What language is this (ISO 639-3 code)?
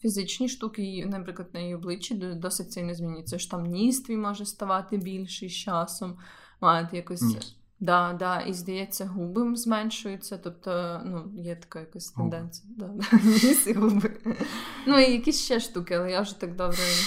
ukr